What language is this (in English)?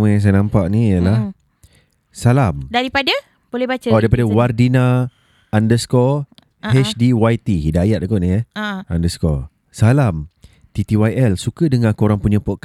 Malay